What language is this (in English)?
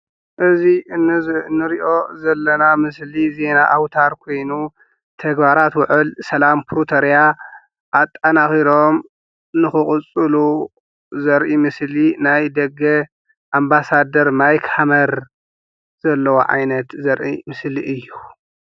Tigrinya